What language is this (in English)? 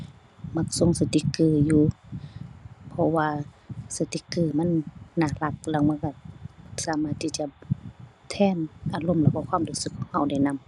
Thai